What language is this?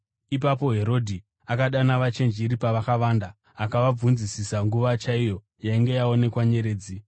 Shona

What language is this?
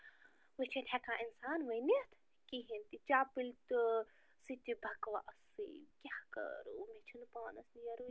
Kashmiri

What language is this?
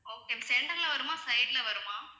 Tamil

